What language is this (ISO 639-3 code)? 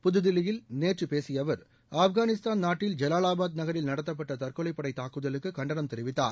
tam